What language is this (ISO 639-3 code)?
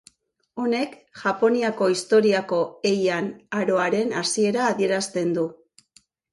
eus